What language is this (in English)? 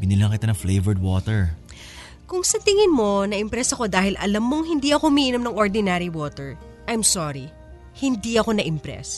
Filipino